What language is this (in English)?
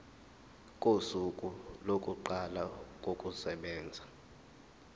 Zulu